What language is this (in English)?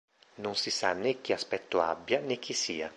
Italian